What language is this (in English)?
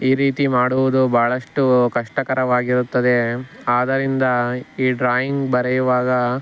Kannada